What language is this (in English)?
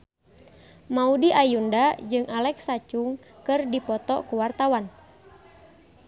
Sundanese